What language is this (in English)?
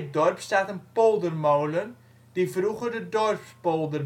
Dutch